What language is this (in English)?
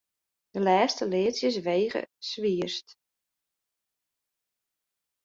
Western Frisian